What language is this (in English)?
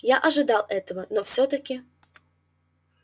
Russian